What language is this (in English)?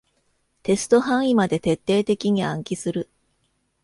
Japanese